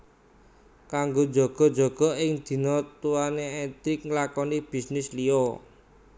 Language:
Javanese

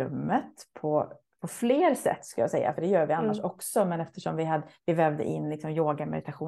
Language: Swedish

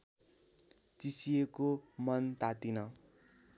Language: Nepali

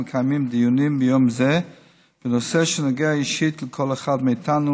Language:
Hebrew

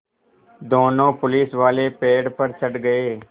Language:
Hindi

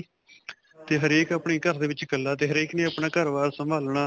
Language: Punjabi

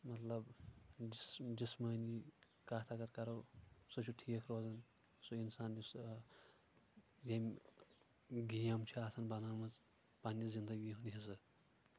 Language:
Kashmiri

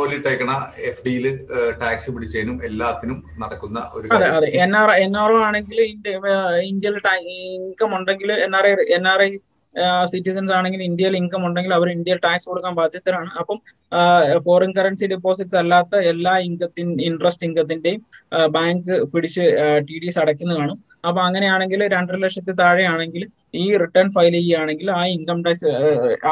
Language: Malayalam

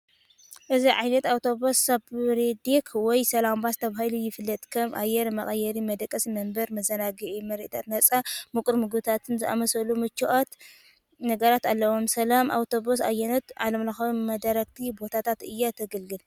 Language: Tigrinya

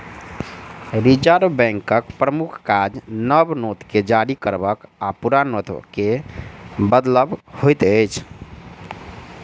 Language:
Maithili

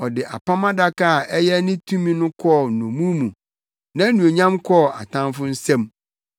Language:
Akan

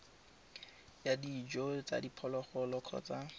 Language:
Tswana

